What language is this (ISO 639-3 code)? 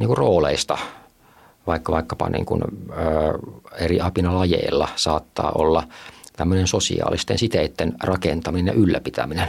fin